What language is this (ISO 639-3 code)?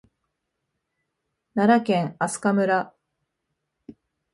jpn